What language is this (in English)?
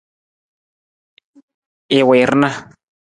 Nawdm